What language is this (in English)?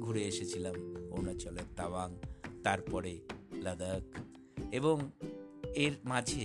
Bangla